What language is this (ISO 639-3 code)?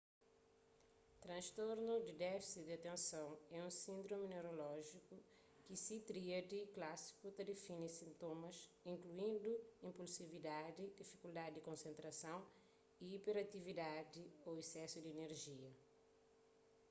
kea